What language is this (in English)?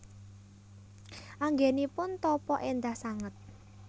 Javanese